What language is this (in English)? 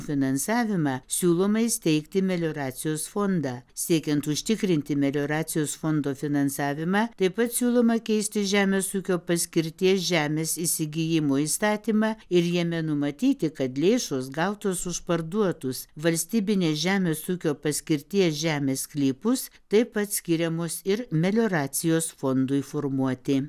Lithuanian